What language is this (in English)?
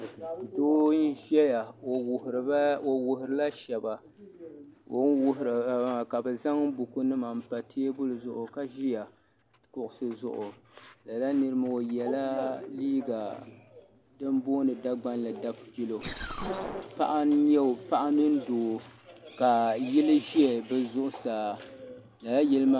Dagbani